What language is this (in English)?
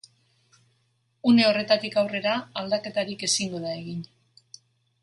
Basque